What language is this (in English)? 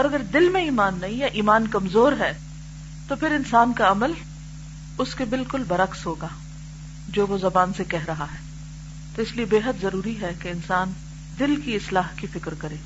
Urdu